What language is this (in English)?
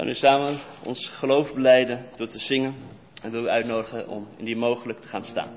Dutch